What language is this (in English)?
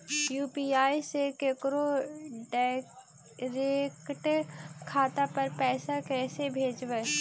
Magahi